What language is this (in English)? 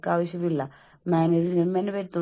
Malayalam